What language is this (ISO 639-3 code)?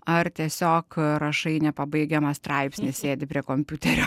lit